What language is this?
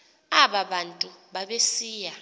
Xhosa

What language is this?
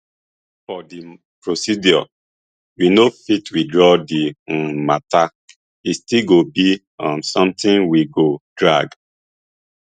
Nigerian Pidgin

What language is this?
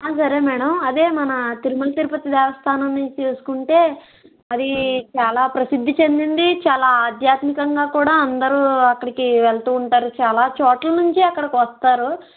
Telugu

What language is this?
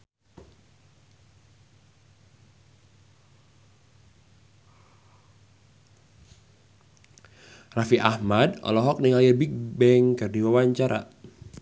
Sundanese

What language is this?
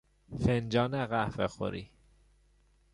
Persian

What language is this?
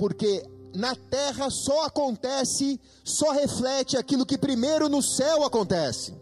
Portuguese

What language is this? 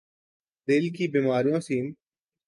Urdu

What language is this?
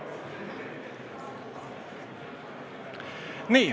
Estonian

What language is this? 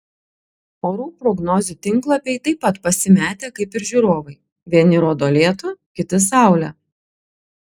Lithuanian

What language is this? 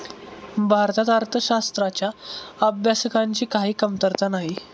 Marathi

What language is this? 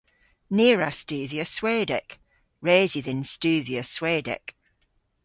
Cornish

